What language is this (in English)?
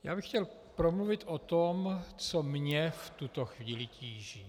Czech